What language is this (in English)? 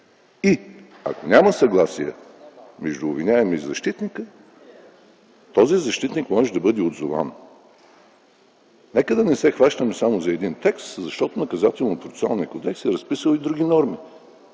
Bulgarian